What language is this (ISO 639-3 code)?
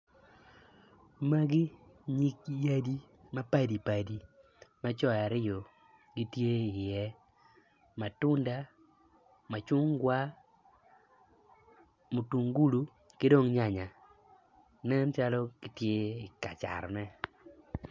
ach